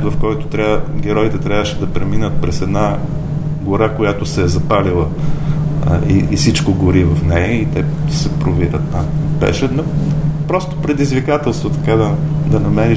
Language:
Bulgarian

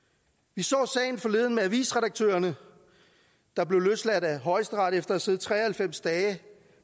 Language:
Danish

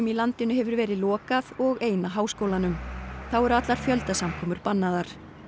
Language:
Icelandic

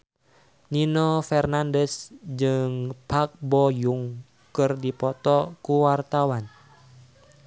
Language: Sundanese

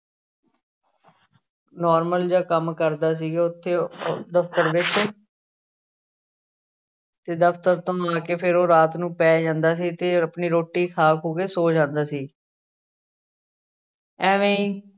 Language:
Punjabi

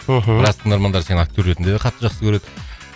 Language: Kazakh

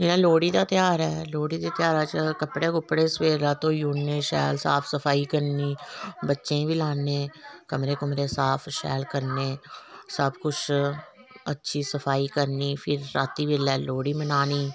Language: Dogri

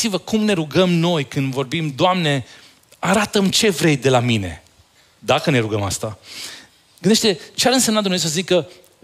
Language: Romanian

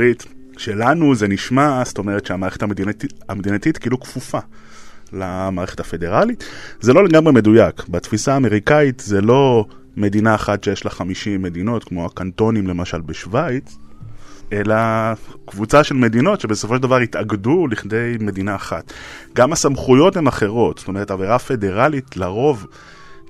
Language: Hebrew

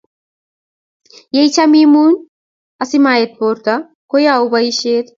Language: Kalenjin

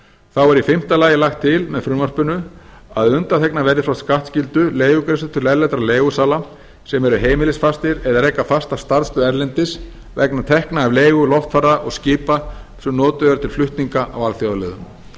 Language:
Icelandic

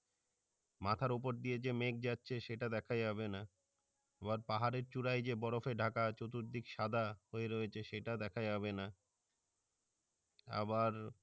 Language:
Bangla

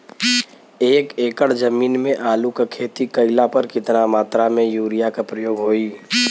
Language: Bhojpuri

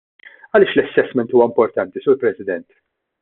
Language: Maltese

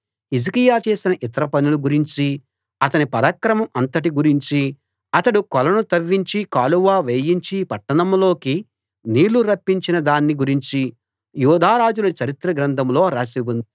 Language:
Telugu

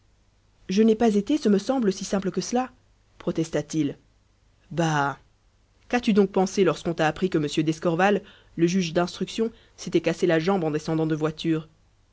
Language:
French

